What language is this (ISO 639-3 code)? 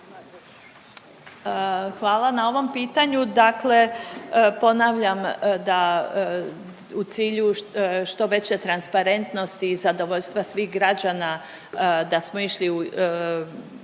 hrv